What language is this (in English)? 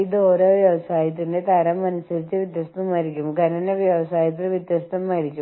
Malayalam